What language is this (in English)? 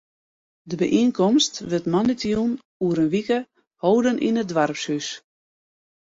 Western Frisian